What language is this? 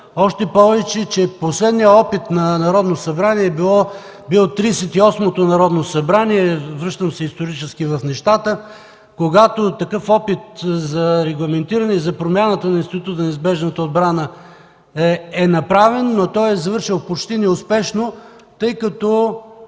Bulgarian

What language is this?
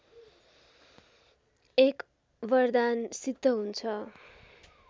Nepali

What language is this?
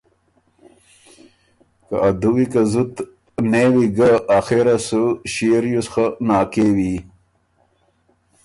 Ormuri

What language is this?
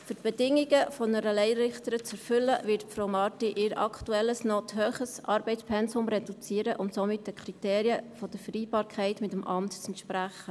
Swiss German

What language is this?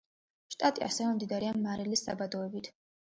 Georgian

